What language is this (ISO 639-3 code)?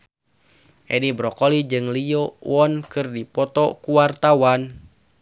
sun